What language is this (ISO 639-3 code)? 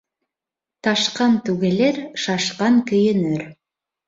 bak